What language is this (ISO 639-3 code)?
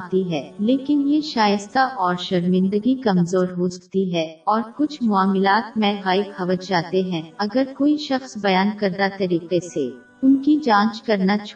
urd